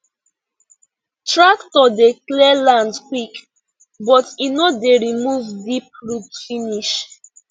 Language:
Nigerian Pidgin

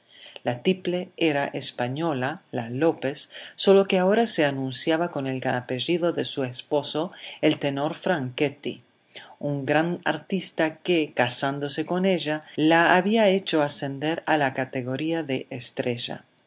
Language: Spanish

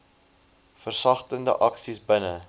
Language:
Afrikaans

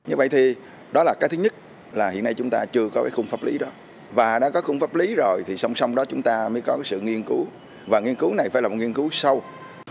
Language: Vietnamese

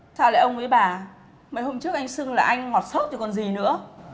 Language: Vietnamese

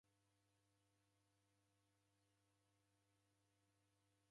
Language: Taita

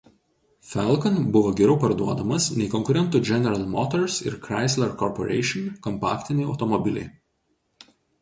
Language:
Lithuanian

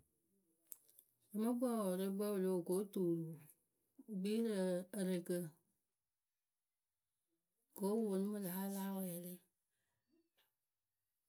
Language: Akebu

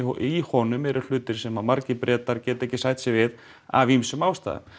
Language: Icelandic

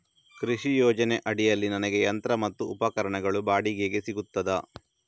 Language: Kannada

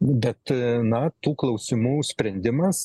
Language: Lithuanian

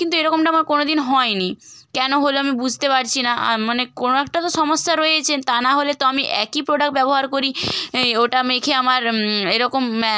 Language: Bangla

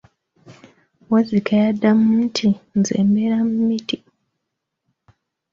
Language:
Ganda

